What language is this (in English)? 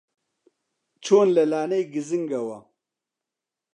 Central Kurdish